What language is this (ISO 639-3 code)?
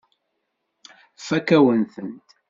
kab